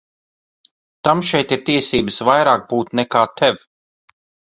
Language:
Latvian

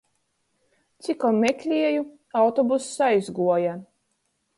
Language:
Latgalian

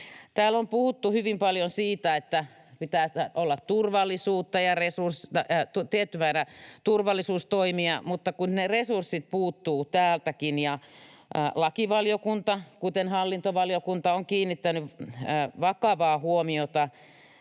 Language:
Finnish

